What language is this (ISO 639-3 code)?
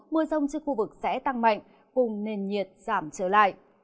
vie